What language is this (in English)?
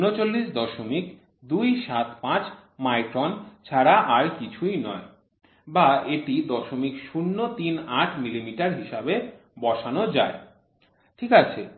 Bangla